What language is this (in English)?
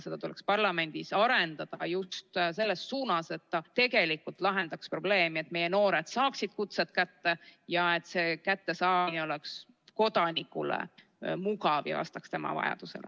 Estonian